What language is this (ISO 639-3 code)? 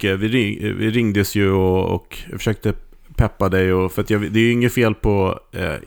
swe